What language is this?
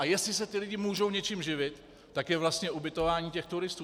Czech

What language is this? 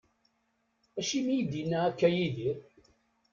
Kabyle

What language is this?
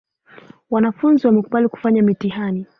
Swahili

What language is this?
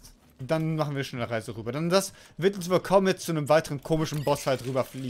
German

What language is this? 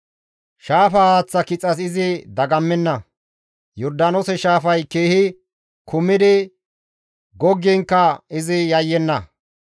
Gamo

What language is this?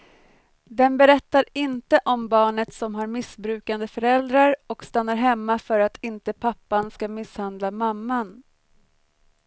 Swedish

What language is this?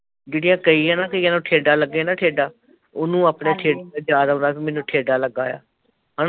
Punjabi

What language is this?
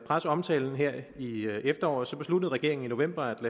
Danish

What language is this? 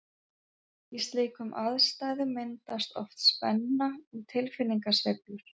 Icelandic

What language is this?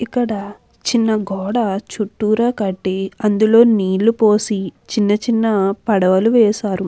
Telugu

